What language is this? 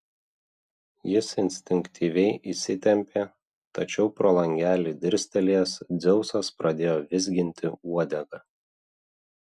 Lithuanian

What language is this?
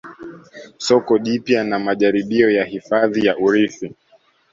Swahili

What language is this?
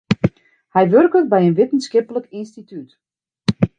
Western Frisian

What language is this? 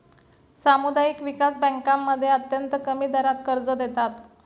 Marathi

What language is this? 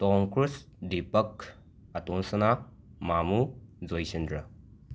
Manipuri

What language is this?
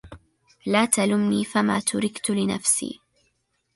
Arabic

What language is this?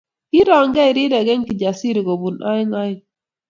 Kalenjin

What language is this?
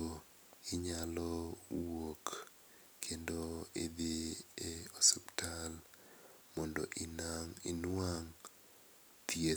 Luo (Kenya and Tanzania)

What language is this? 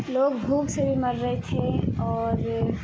Urdu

